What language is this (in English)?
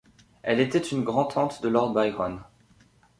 French